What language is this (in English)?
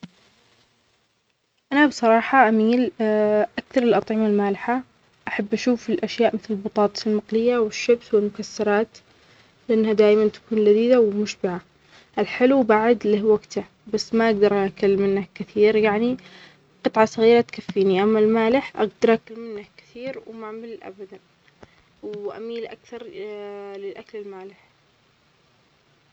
Omani Arabic